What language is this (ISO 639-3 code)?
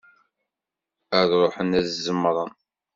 kab